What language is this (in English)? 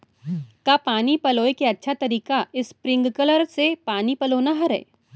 Chhattisgarhi